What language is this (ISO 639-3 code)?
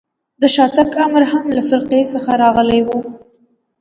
pus